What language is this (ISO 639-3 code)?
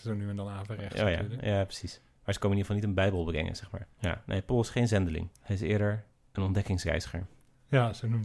nld